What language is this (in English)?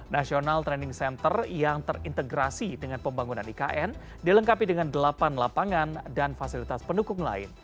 Indonesian